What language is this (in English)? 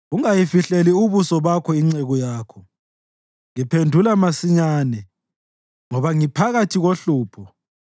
North Ndebele